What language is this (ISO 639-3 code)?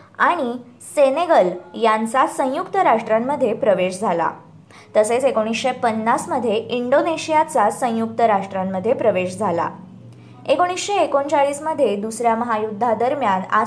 mar